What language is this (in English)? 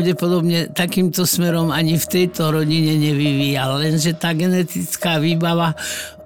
Slovak